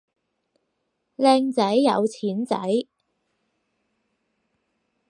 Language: Cantonese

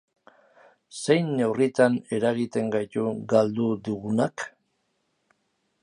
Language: Basque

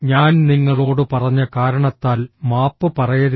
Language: Malayalam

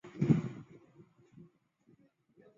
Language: Chinese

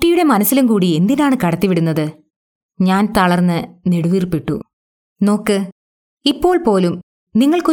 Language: Malayalam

